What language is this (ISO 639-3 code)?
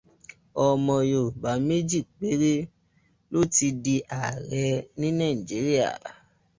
yor